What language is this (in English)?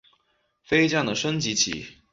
Chinese